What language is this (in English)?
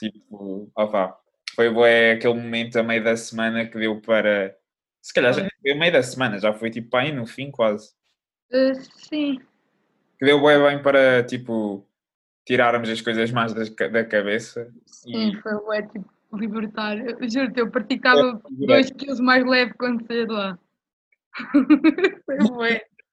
Portuguese